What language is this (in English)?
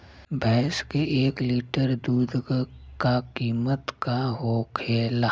Bhojpuri